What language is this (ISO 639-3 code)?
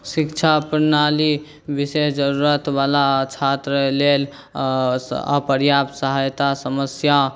mai